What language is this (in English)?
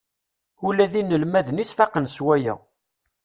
Kabyle